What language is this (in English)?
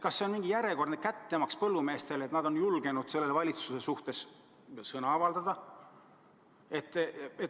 Estonian